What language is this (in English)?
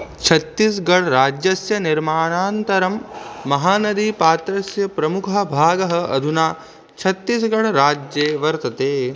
Sanskrit